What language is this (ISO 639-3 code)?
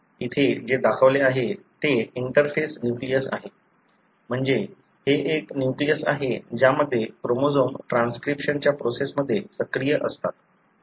mar